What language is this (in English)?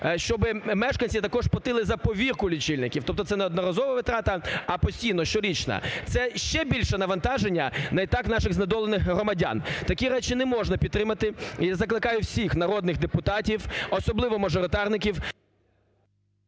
Ukrainian